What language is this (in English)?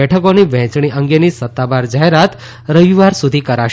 Gujarati